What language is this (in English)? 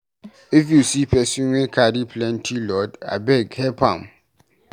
Nigerian Pidgin